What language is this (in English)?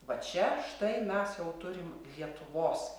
Lithuanian